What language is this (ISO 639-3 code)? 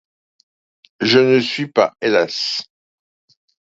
fra